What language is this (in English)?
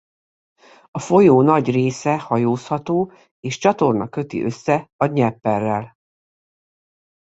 Hungarian